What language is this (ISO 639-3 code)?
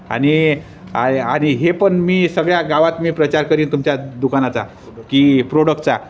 mar